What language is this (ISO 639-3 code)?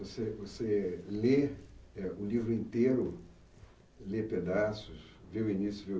por